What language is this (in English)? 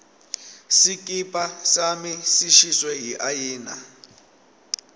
Swati